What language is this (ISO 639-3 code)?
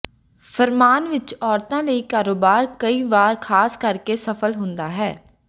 pan